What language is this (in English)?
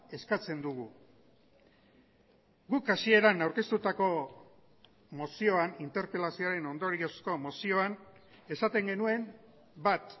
Basque